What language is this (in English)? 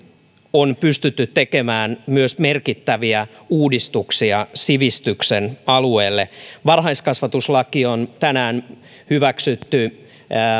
Finnish